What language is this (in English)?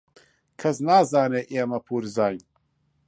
Central Kurdish